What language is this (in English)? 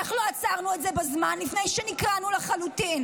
Hebrew